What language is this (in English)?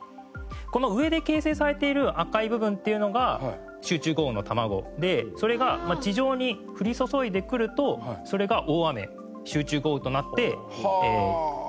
Japanese